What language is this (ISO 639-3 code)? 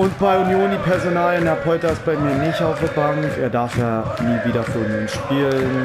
deu